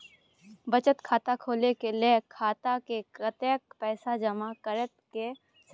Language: Maithili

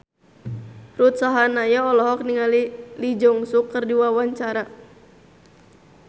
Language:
Sundanese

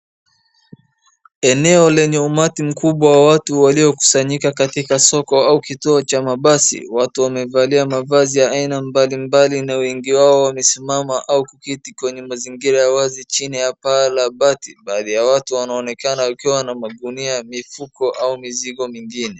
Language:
Swahili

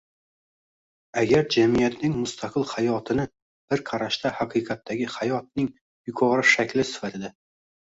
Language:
Uzbek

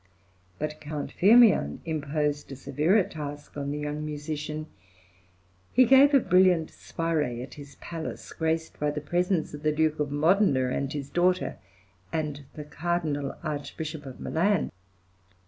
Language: English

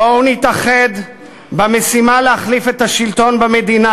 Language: Hebrew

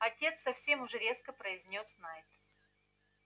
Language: Russian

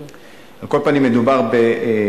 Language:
Hebrew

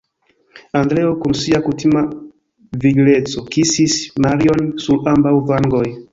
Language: Esperanto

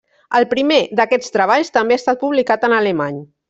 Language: Catalan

